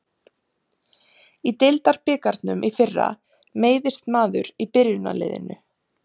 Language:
Icelandic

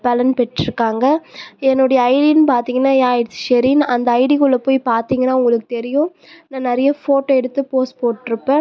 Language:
Tamil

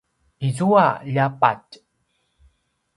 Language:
Paiwan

